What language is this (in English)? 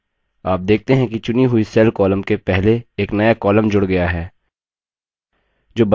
Hindi